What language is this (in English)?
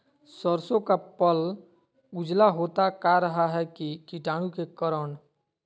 Magahi